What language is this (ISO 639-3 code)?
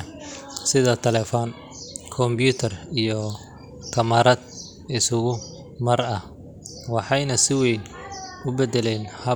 som